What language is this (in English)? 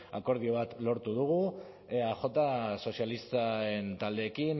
Basque